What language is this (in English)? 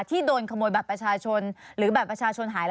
Thai